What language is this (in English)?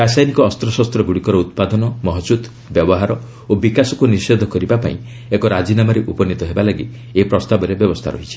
Odia